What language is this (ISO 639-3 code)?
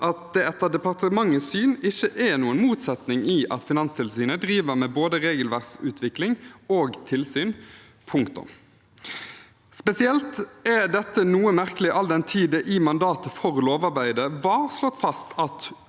nor